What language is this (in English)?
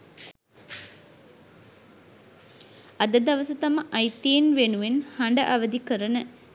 Sinhala